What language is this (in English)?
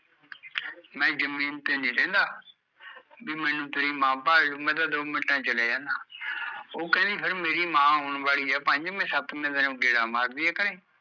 Punjabi